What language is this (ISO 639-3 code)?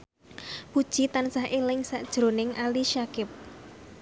jav